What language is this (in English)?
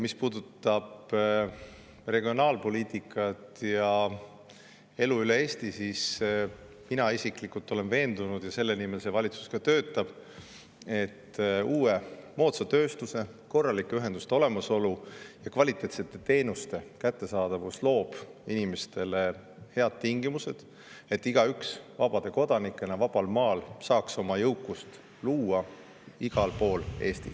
Estonian